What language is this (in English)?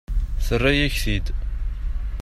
Kabyle